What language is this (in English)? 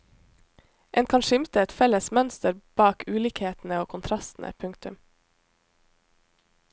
Norwegian